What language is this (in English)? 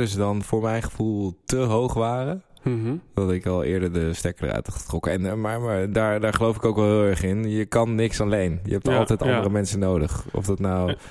Dutch